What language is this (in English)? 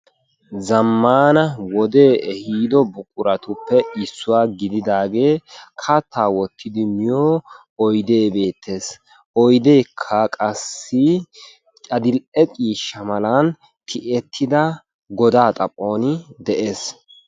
Wolaytta